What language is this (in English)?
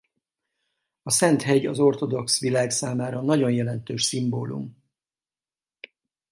Hungarian